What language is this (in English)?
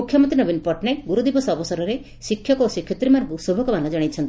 Odia